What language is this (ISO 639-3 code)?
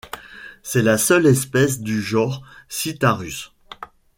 fra